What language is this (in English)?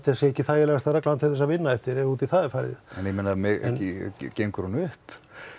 Icelandic